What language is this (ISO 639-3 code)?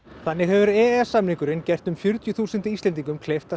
isl